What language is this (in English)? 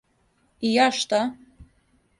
Serbian